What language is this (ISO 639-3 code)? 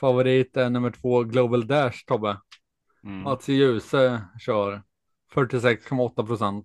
swe